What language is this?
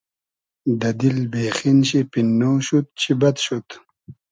Hazaragi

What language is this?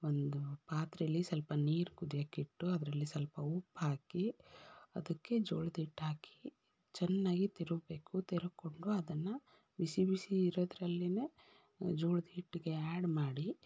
Kannada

